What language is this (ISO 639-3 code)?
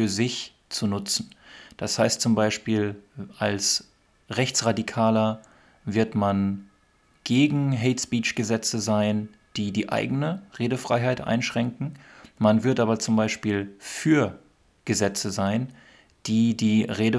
deu